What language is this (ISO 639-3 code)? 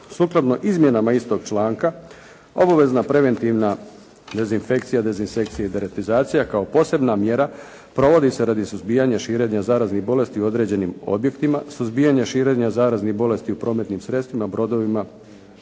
hrv